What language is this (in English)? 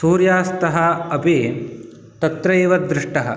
Sanskrit